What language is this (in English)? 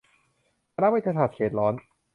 Thai